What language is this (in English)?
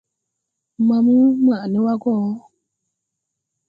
Tupuri